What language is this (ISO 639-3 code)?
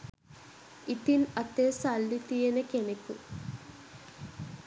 sin